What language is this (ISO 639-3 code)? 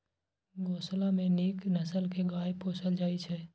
mai